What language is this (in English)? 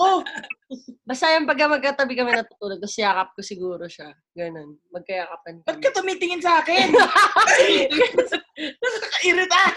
Filipino